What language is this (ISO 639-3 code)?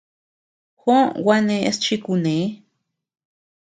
cux